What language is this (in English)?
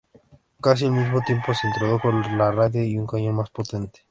Spanish